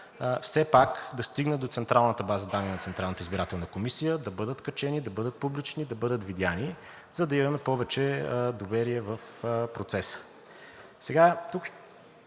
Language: Bulgarian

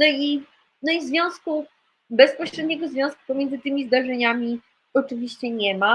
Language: Polish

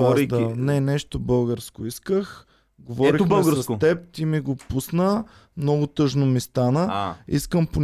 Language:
Bulgarian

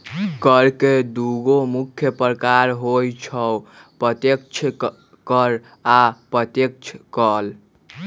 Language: Magahi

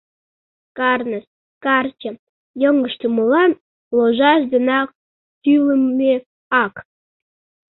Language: Mari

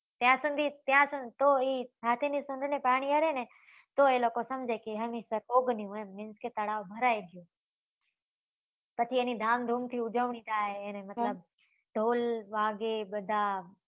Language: Gujarati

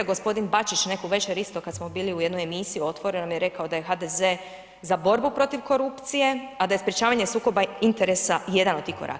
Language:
Croatian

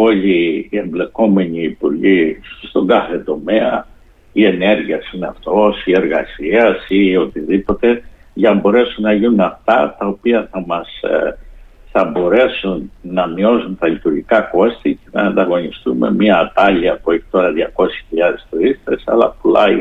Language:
Greek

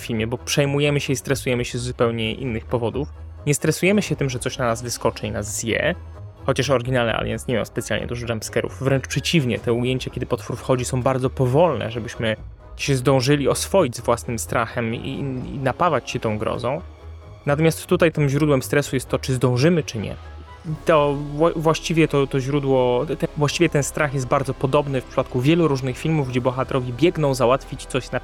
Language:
Polish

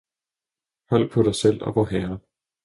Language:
Danish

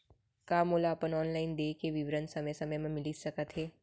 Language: Chhattisgarhi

